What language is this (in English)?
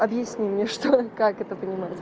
Russian